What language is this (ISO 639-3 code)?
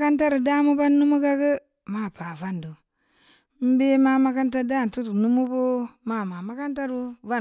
ndi